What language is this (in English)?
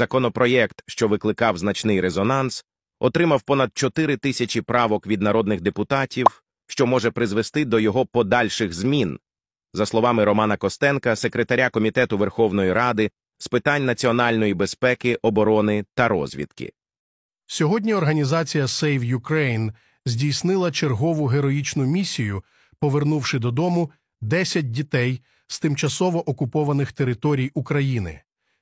Ukrainian